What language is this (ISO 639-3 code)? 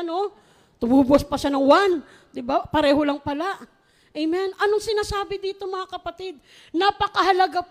fil